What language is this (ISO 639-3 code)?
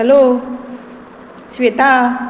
kok